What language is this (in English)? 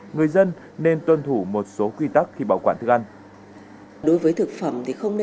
Vietnamese